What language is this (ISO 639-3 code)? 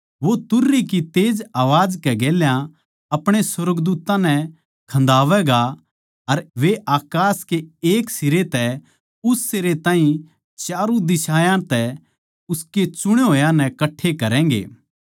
bgc